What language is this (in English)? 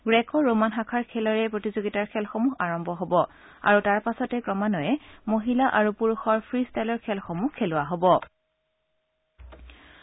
Assamese